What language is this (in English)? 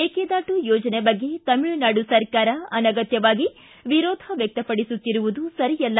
Kannada